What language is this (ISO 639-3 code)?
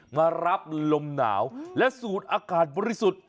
tha